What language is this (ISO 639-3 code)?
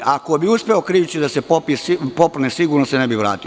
srp